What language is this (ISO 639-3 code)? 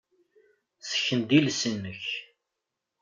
kab